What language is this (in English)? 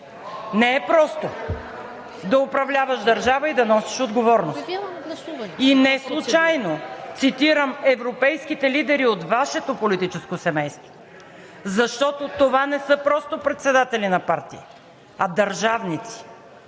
Bulgarian